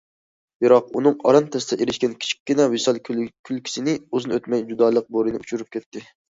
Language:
Uyghur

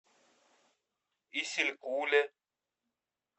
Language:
Russian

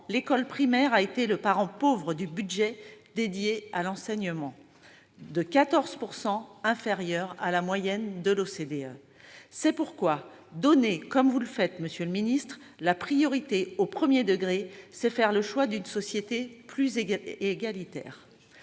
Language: French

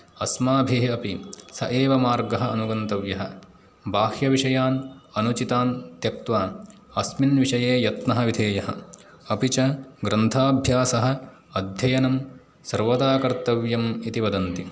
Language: Sanskrit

